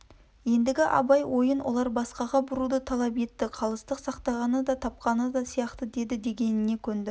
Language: Kazakh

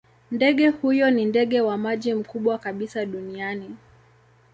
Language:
Swahili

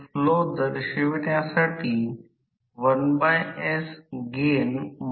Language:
Marathi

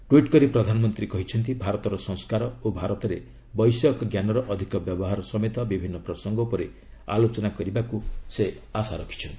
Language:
Odia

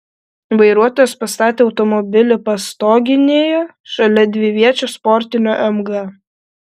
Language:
Lithuanian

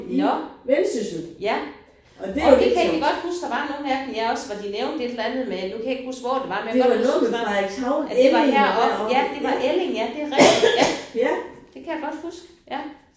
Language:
Danish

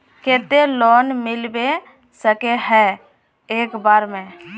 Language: Magahi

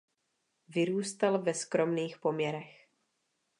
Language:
Czech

